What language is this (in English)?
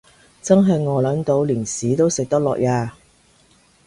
Cantonese